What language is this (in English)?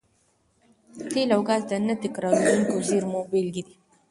Pashto